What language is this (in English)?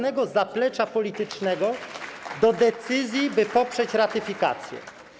Polish